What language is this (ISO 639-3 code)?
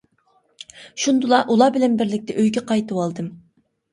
uig